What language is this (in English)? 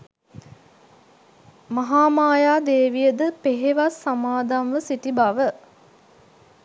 Sinhala